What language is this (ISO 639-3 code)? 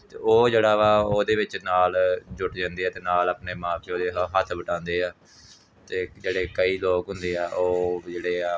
pan